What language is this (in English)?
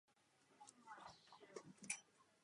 Czech